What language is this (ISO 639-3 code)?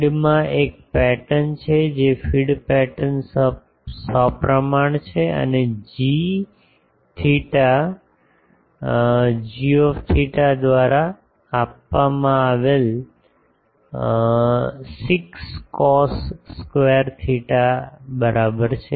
guj